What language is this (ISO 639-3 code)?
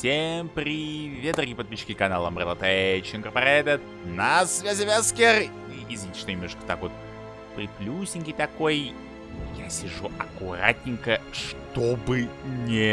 rus